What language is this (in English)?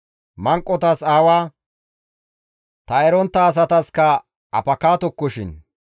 Gamo